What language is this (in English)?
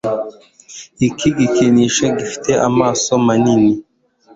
Kinyarwanda